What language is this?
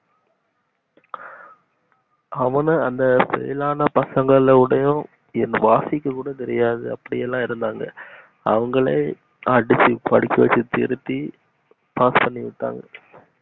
Tamil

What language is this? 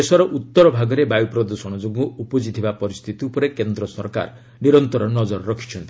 Odia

